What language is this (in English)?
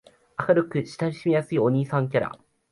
Japanese